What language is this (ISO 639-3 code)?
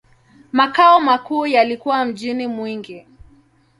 swa